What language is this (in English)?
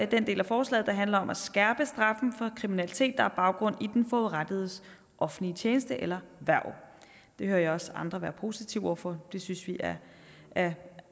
Danish